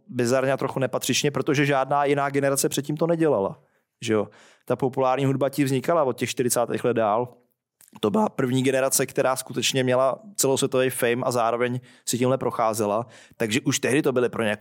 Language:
Czech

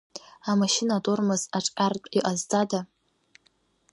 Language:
Abkhazian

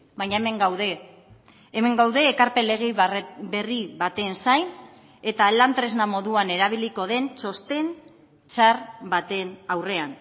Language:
Basque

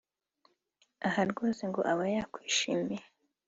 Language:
Kinyarwanda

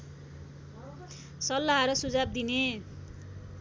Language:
Nepali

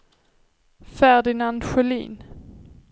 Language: Swedish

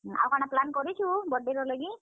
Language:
Odia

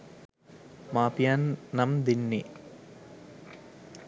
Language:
Sinhala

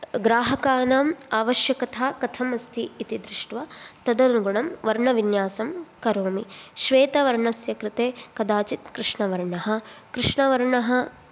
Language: Sanskrit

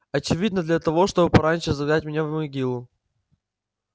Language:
Russian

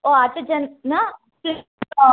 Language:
Kannada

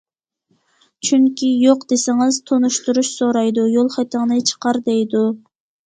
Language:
Uyghur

